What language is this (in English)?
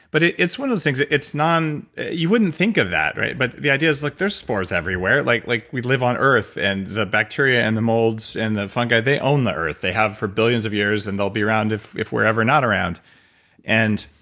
English